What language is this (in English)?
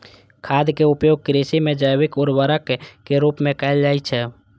Maithili